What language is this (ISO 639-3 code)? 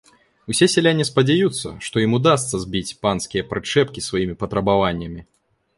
bel